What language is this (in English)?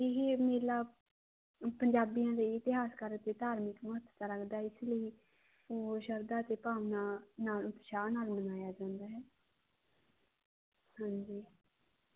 Punjabi